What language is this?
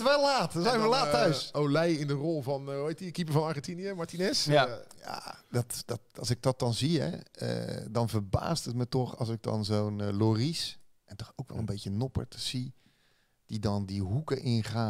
Dutch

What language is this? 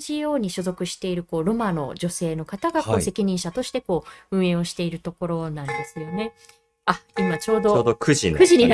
Japanese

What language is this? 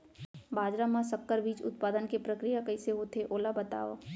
Chhattisgarhi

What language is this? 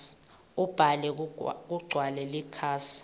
Swati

